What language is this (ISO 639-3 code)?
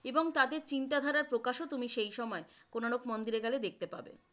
ben